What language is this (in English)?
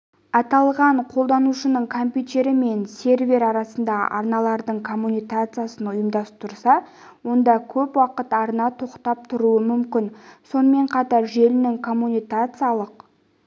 Kazakh